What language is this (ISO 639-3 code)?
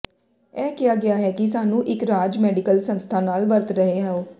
pan